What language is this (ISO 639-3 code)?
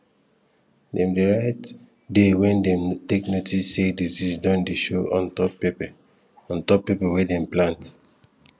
pcm